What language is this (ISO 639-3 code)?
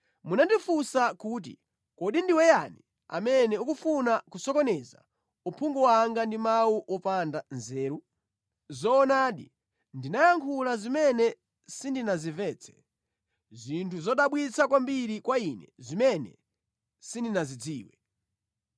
nya